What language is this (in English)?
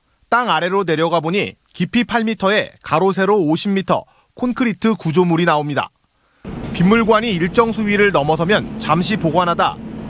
Korean